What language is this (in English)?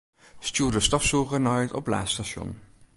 Western Frisian